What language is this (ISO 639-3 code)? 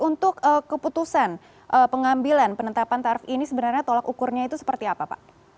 ind